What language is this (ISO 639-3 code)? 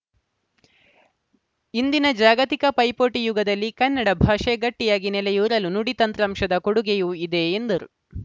kan